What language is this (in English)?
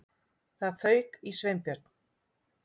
Icelandic